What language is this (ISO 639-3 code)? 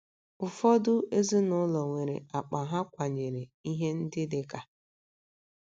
ibo